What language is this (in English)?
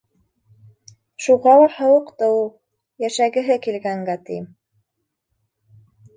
Bashkir